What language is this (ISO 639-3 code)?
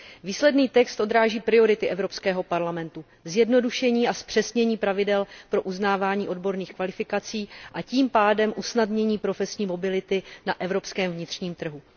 ces